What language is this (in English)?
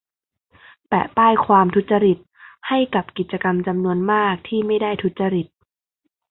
Thai